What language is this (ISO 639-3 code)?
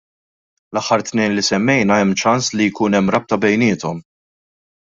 mlt